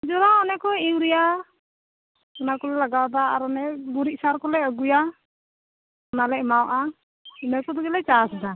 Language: Santali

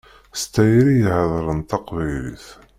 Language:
Kabyle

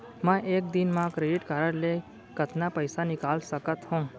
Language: Chhattisgarhi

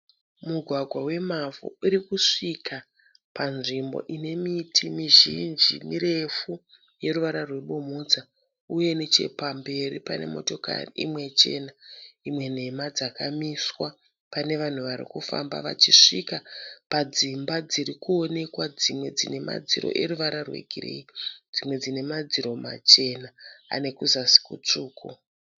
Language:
Shona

